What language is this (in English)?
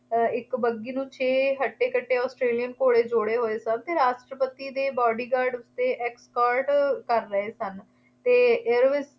Punjabi